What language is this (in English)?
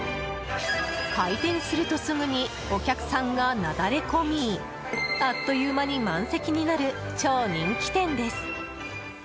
Japanese